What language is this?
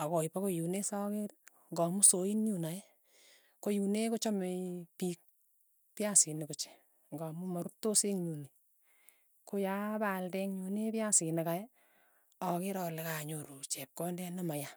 Tugen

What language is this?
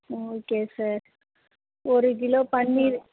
Tamil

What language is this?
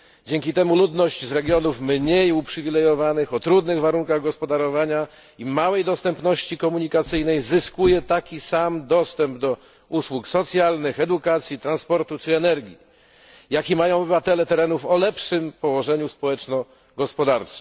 Polish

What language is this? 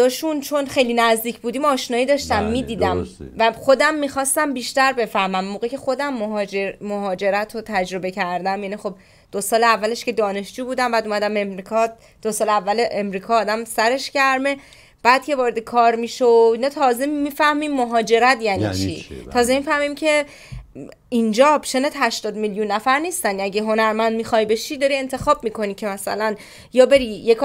Persian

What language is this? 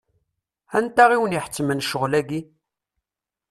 Kabyle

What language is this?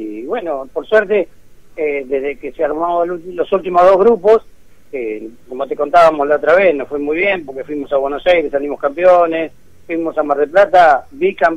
Spanish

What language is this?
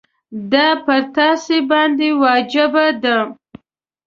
Pashto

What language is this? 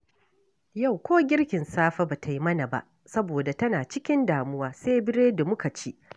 Hausa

